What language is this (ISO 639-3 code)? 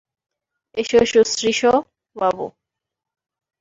ben